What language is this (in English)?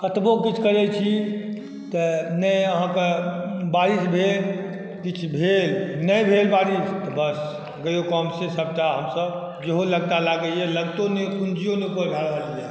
Maithili